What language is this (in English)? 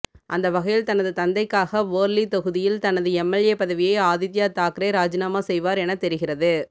Tamil